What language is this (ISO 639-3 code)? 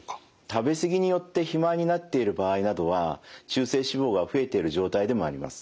jpn